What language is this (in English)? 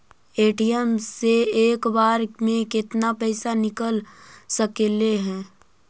Magahi